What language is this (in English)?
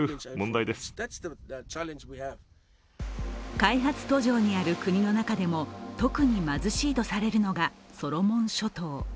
Japanese